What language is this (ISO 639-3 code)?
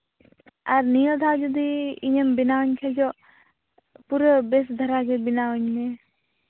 sat